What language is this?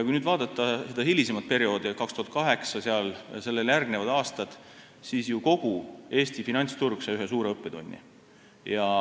Estonian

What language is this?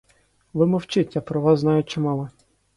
Ukrainian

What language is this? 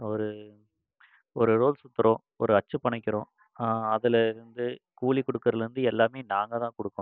Tamil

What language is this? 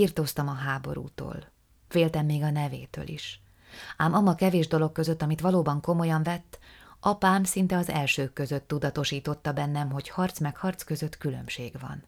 Hungarian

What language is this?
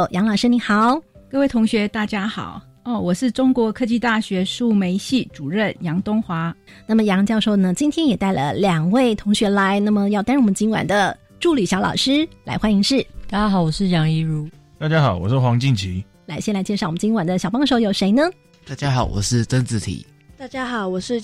Chinese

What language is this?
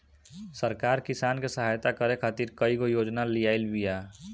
Bhojpuri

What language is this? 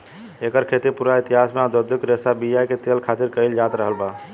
Bhojpuri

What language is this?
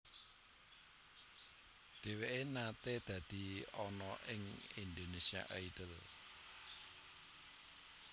Javanese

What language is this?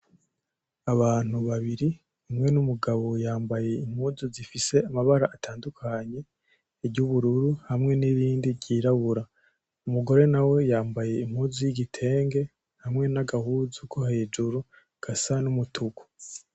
Rundi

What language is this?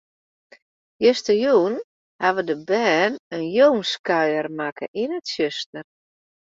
Western Frisian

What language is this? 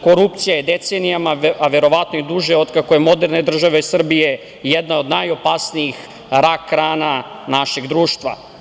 Serbian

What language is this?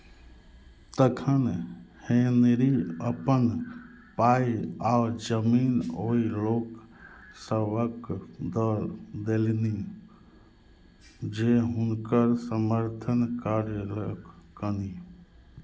Maithili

